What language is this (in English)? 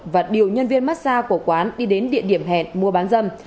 Vietnamese